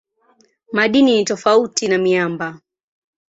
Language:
Swahili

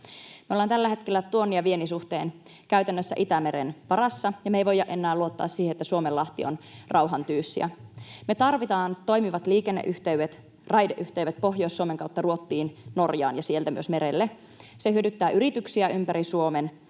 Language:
Finnish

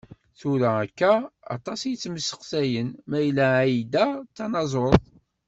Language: Kabyle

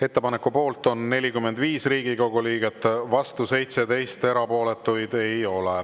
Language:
Estonian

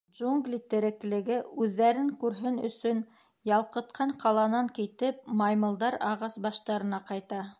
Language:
Bashkir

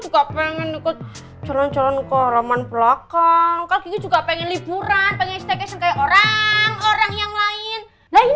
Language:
Indonesian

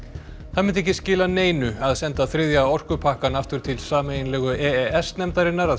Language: Icelandic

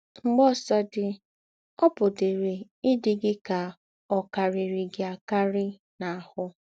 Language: Igbo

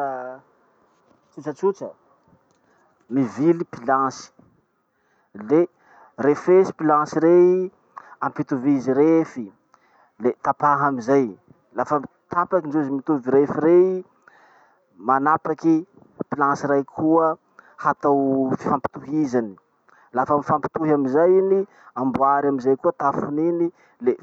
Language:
Masikoro Malagasy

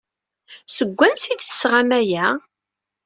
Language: Kabyle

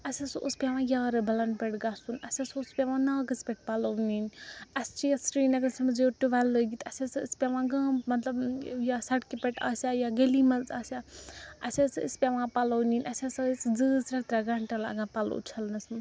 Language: Kashmiri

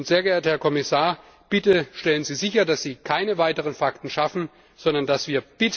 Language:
German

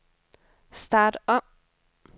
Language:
Danish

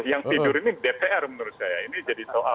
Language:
Indonesian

